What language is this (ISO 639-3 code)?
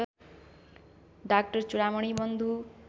nep